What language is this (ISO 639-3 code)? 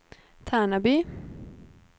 swe